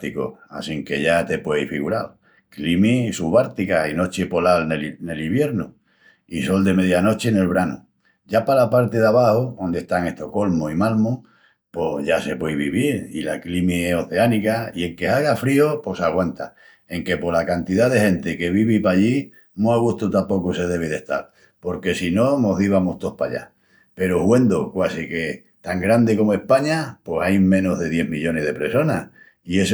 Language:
Extremaduran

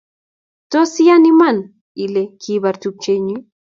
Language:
Kalenjin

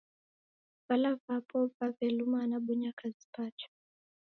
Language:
Taita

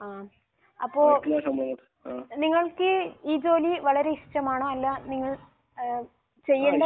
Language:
Malayalam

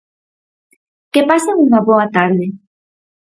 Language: Galician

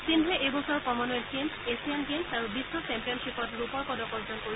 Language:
Assamese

